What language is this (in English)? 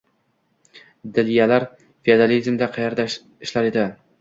Uzbek